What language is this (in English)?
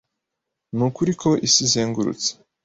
Kinyarwanda